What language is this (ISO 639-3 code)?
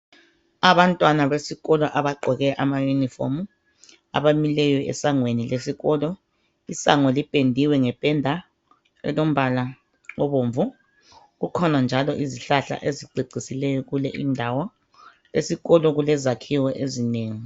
nde